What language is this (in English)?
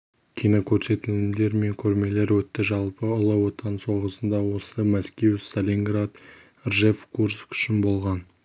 Kazakh